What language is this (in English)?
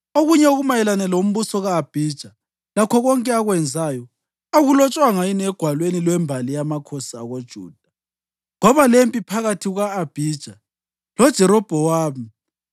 North Ndebele